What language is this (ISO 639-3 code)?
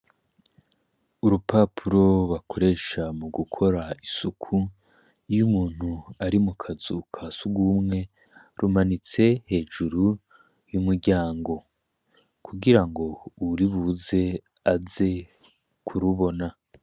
run